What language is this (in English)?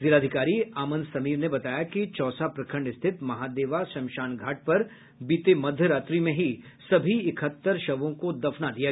Hindi